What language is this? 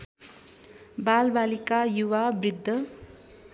Nepali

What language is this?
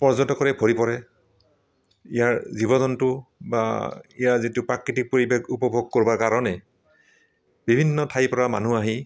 Assamese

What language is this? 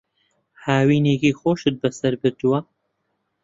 Central Kurdish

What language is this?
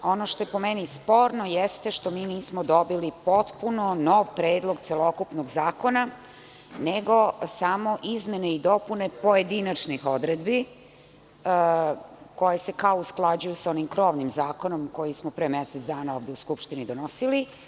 Serbian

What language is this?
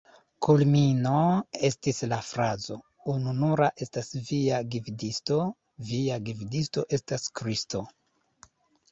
Esperanto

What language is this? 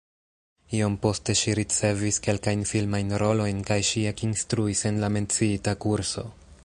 Esperanto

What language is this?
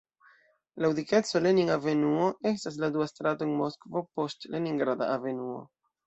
Esperanto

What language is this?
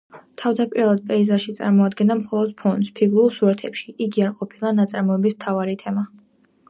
Georgian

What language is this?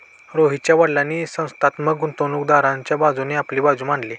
Marathi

